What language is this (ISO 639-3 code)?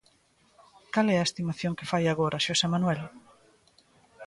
glg